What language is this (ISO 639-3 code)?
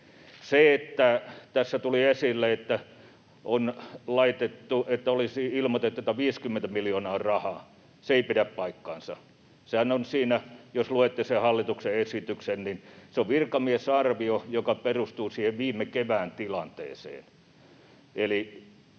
fin